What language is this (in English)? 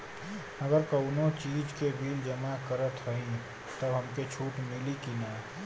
Bhojpuri